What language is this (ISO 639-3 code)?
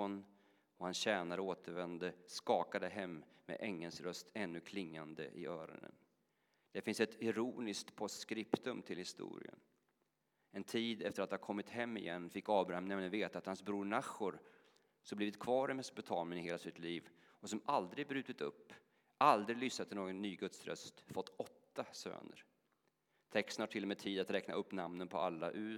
swe